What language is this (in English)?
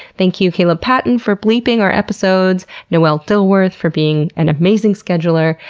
English